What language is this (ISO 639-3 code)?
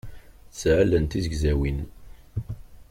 kab